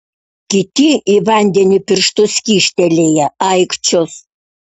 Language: Lithuanian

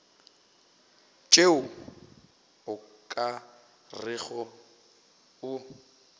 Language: Northern Sotho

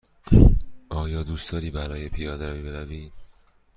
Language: Persian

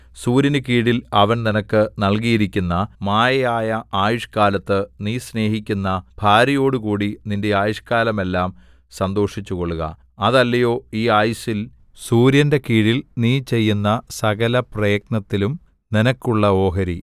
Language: Malayalam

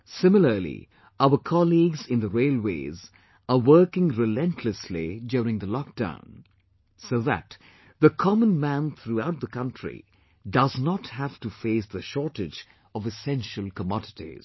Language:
English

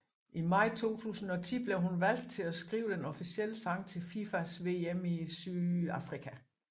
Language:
Danish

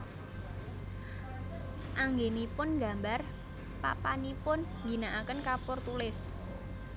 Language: Javanese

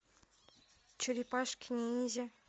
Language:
Russian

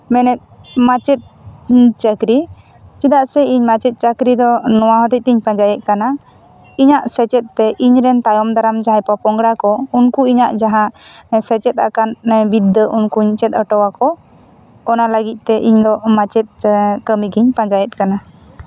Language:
Santali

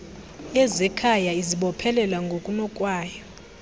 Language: Xhosa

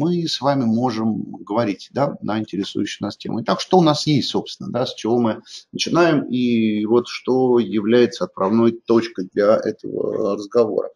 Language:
Russian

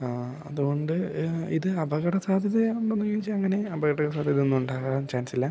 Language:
Malayalam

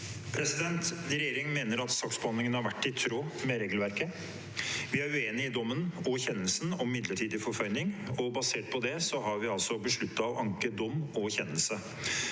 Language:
Norwegian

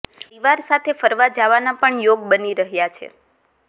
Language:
Gujarati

